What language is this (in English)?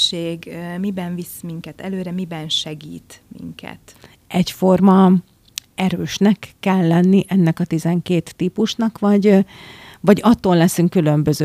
Hungarian